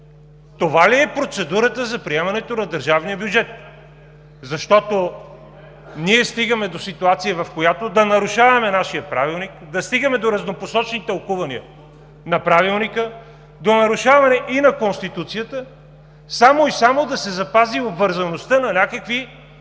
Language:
Bulgarian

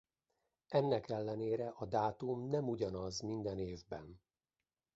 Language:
Hungarian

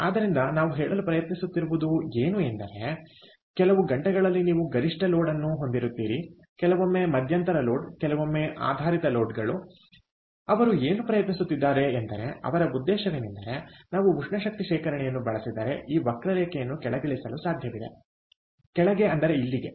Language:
Kannada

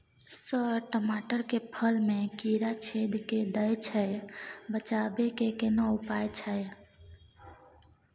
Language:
Maithili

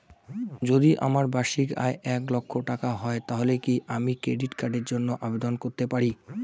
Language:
Bangla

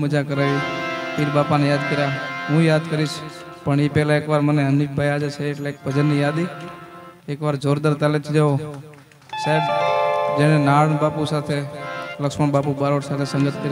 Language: Arabic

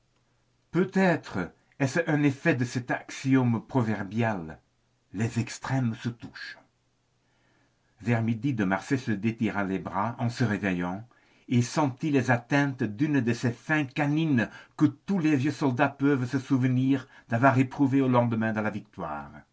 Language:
French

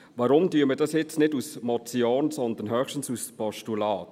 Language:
Swiss German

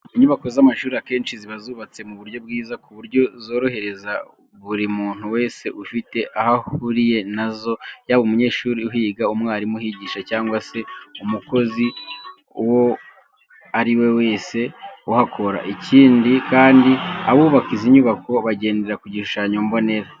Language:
Kinyarwanda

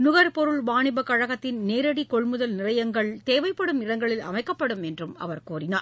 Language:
Tamil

